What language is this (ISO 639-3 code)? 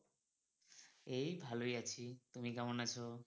ben